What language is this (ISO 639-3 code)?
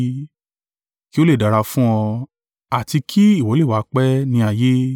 yor